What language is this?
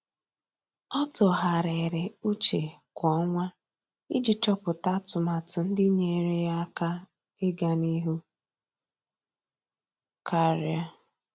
Igbo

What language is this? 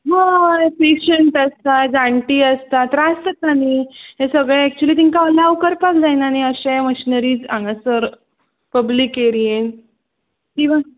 Konkani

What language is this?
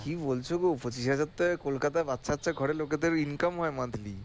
Bangla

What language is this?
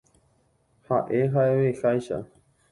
Guarani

